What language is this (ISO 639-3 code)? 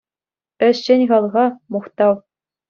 chv